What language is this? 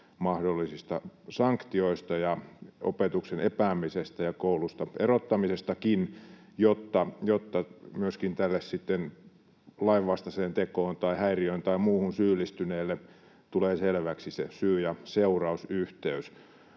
Finnish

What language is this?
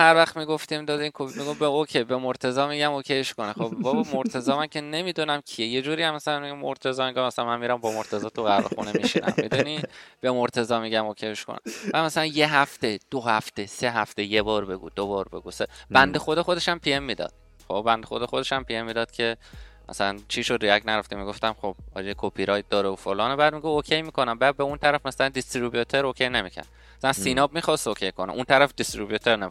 Persian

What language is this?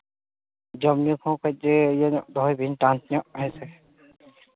Santali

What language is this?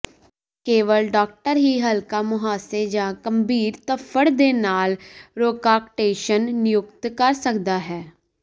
Punjabi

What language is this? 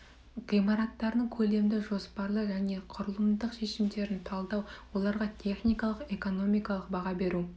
Kazakh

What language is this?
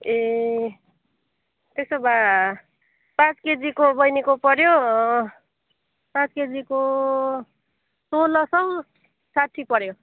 Nepali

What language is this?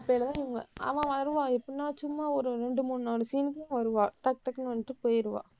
Tamil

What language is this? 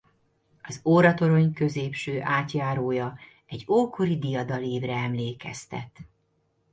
Hungarian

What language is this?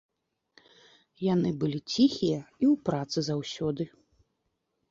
Belarusian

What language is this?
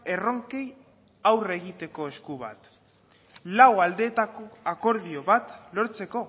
Basque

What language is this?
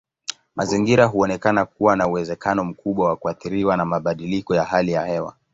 Swahili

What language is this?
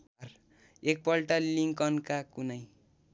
Nepali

